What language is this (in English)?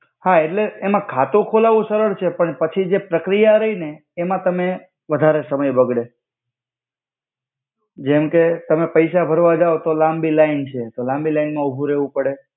Gujarati